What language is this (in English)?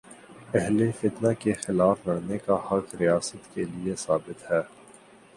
Urdu